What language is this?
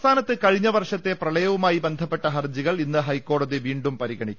Malayalam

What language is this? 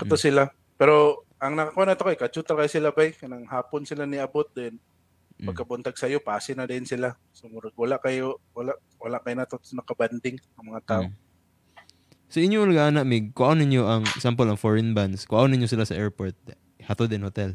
Filipino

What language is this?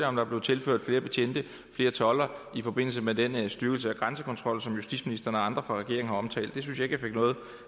Danish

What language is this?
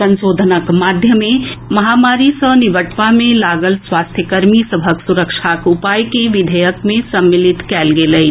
Maithili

